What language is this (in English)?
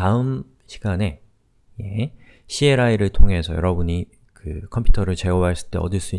Korean